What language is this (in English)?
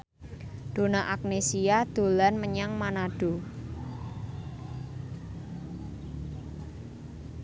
Javanese